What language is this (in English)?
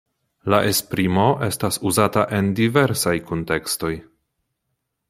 Esperanto